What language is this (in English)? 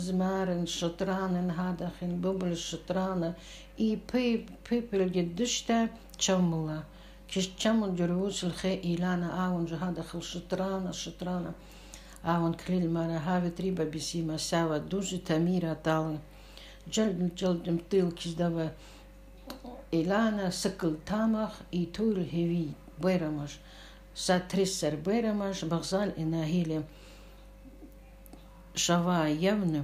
Arabic